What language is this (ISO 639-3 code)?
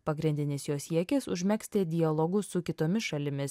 lit